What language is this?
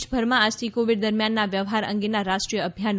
Gujarati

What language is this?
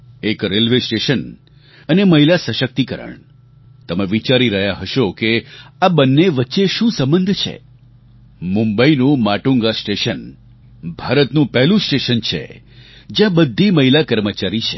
Gujarati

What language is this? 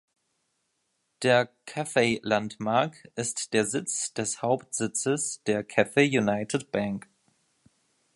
German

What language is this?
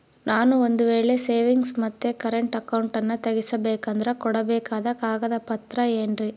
Kannada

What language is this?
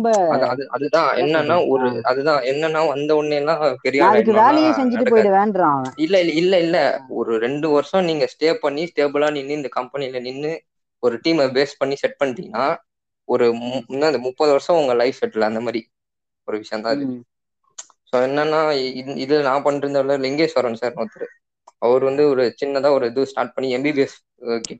Tamil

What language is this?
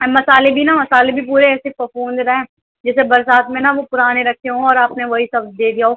Urdu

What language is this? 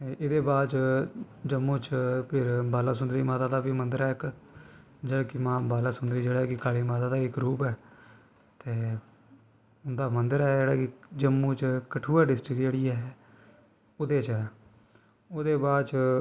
Dogri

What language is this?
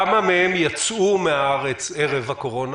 Hebrew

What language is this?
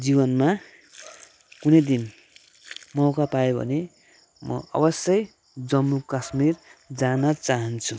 Nepali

